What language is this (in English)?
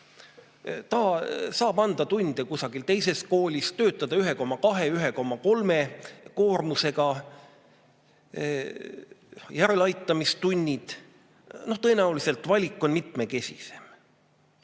Estonian